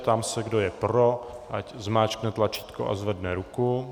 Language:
Czech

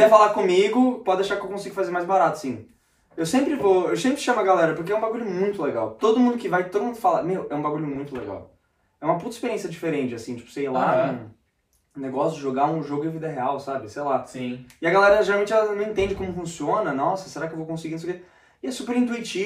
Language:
Portuguese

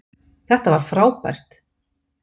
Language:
Icelandic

